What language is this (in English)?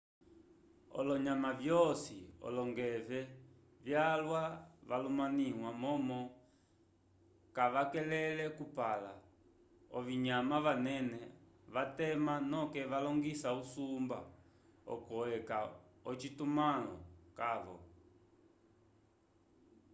Umbundu